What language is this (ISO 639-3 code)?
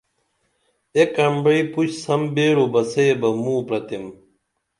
dml